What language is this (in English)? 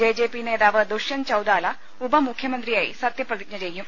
Malayalam